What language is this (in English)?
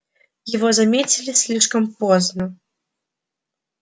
Russian